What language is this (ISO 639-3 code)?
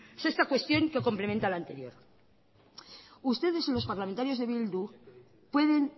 spa